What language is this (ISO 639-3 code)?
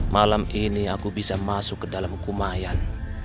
ind